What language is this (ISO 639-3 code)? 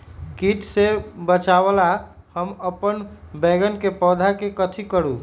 mag